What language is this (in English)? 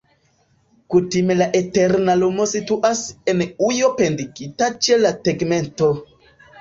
Esperanto